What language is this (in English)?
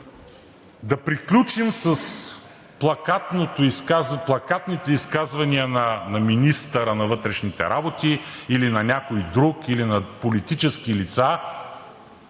Bulgarian